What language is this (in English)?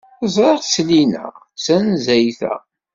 Kabyle